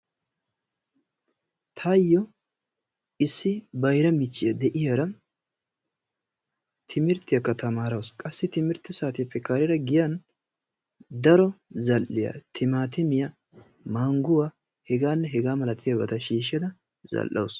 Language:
Wolaytta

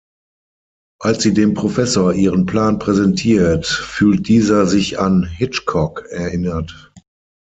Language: German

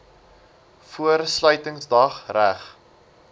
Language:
Afrikaans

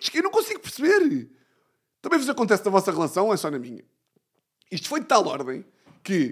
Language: Portuguese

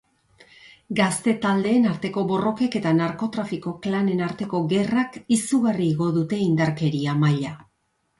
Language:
Basque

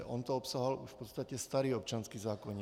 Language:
Czech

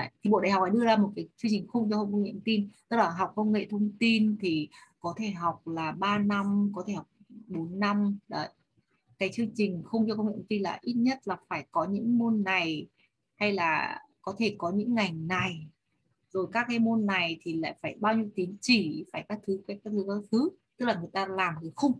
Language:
Vietnamese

